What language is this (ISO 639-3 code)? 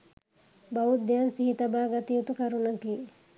sin